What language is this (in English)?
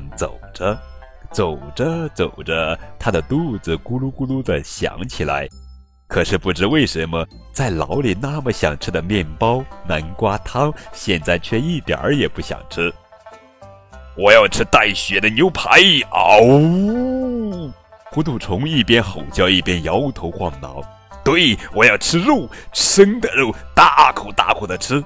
Chinese